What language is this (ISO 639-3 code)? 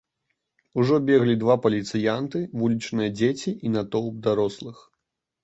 bel